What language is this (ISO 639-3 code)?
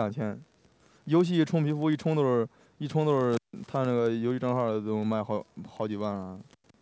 zho